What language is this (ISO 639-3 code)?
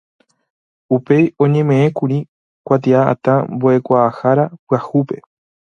grn